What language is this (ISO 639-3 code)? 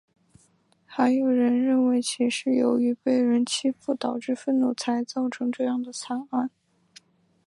zho